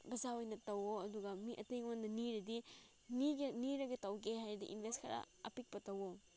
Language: Manipuri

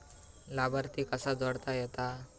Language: Marathi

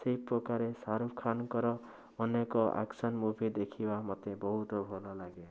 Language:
Odia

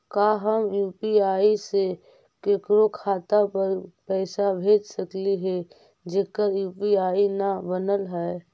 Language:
Magahi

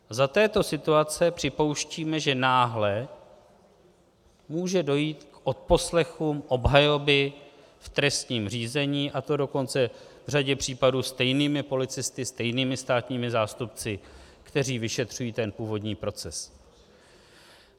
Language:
Czech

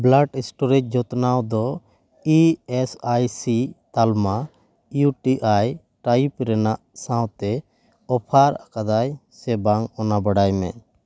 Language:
Santali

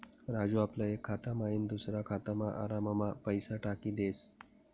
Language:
Marathi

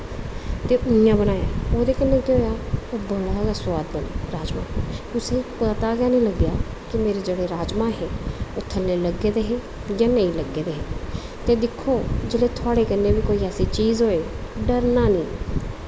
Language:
Dogri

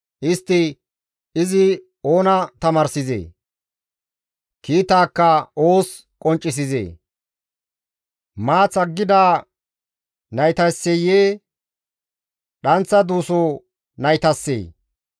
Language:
Gamo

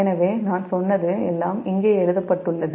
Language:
Tamil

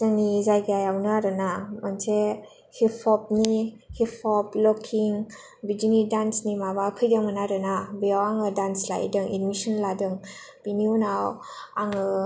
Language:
Bodo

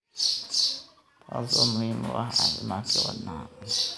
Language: Somali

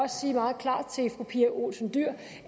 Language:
Danish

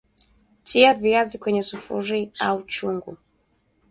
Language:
Swahili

